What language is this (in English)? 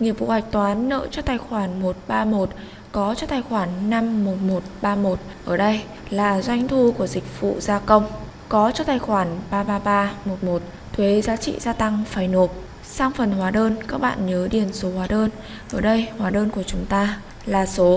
Vietnamese